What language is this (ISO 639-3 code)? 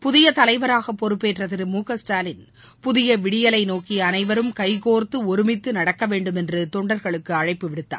tam